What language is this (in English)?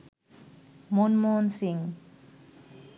Bangla